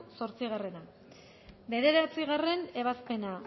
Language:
Basque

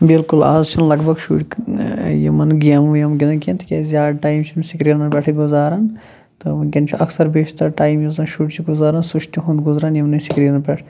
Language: Kashmiri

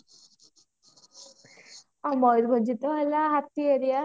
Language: Odia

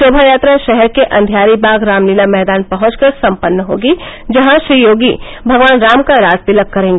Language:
Hindi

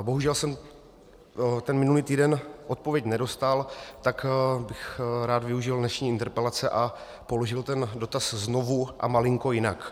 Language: Czech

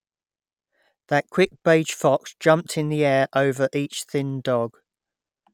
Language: English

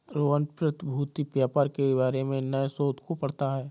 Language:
Hindi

